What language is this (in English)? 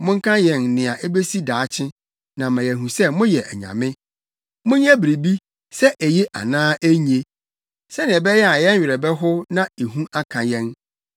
Akan